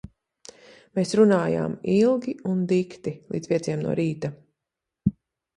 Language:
Latvian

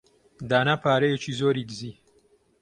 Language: Central Kurdish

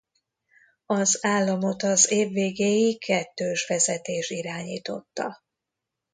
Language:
Hungarian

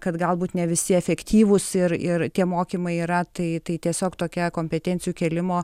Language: Lithuanian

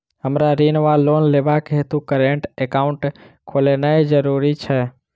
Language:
Maithili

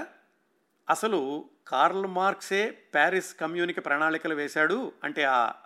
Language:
Telugu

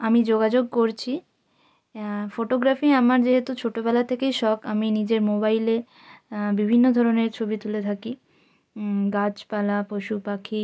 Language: Bangla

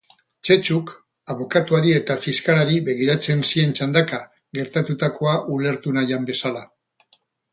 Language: Basque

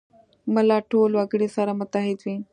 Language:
Pashto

